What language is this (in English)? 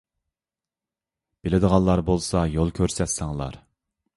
Uyghur